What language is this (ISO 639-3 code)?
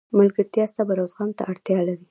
pus